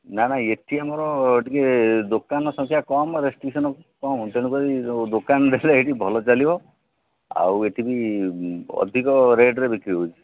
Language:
Odia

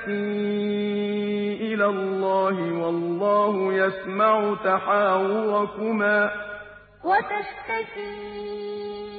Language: Arabic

